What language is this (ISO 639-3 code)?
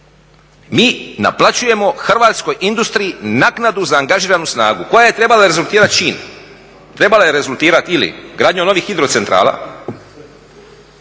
hrv